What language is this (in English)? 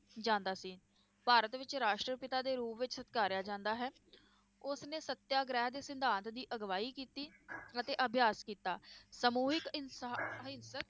Punjabi